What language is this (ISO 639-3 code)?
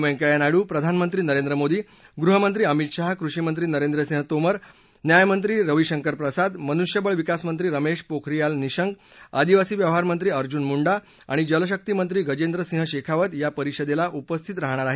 mar